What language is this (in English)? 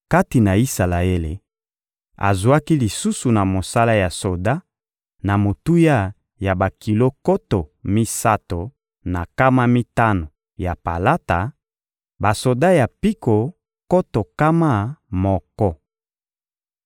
Lingala